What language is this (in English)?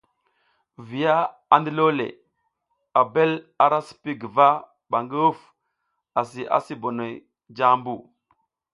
South Giziga